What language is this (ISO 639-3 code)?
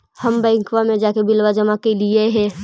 mag